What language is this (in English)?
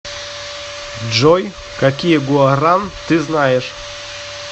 Russian